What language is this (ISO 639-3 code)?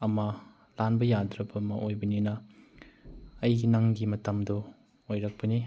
mni